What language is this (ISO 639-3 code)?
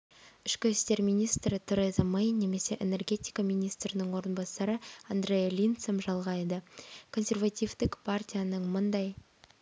kaz